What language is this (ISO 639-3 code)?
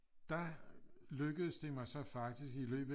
dan